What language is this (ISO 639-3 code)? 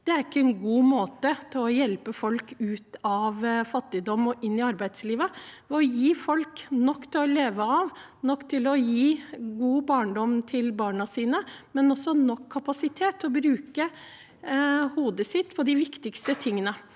nor